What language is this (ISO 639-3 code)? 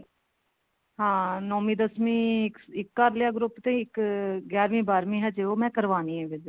pan